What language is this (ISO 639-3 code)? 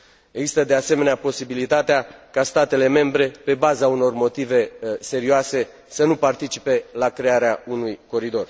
ron